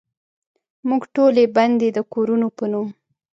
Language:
Pashto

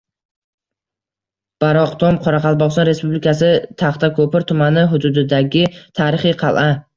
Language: Uzbek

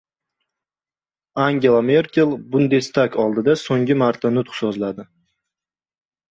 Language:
Uzbek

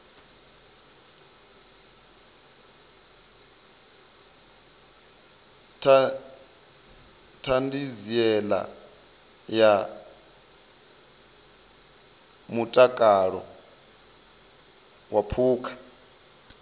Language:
Venda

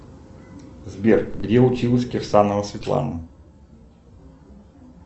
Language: Russian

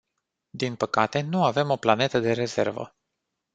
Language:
Romanian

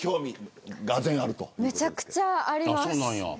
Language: Japanese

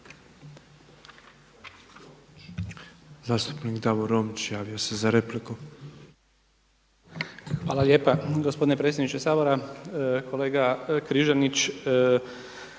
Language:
Croatian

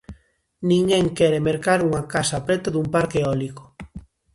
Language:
Galician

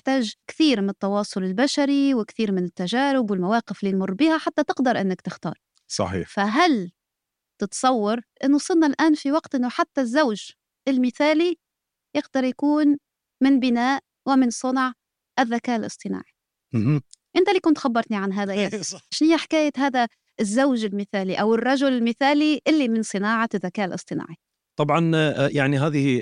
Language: Arabic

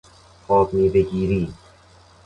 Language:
Persian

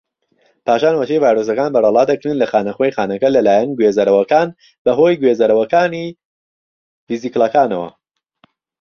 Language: Central Kurdish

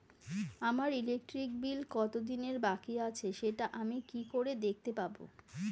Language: Bangla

